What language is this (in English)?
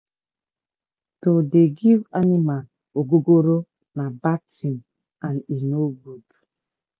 Nigerian Pidgin